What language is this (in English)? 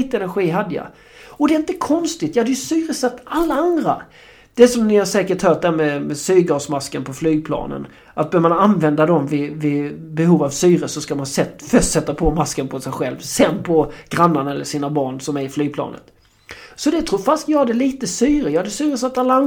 Swedish